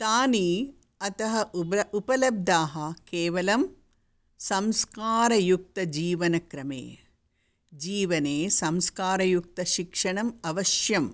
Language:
Sanskrit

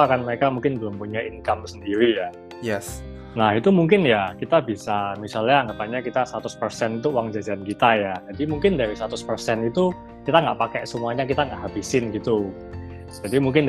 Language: Indonesian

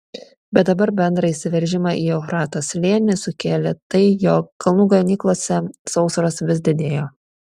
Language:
Lithuanian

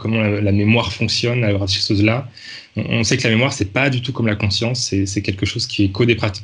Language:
French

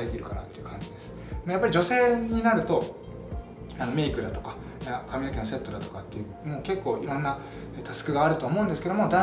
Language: Japanese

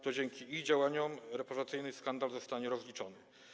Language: Polish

